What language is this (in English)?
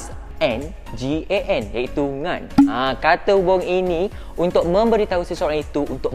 Malay